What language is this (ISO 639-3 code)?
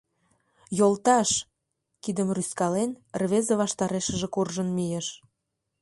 chm